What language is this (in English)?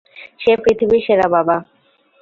Bangla